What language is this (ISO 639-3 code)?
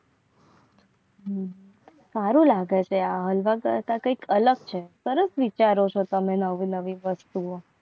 guj